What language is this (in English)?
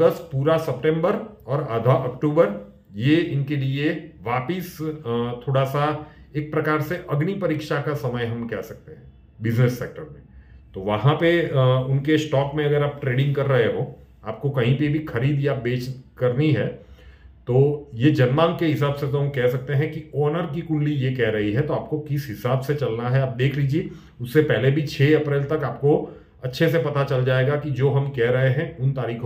Hindi